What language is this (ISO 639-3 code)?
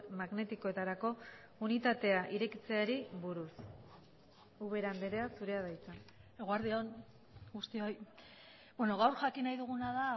eus